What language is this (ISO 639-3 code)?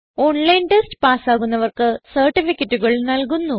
mal